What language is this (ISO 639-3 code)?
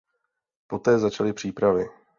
ces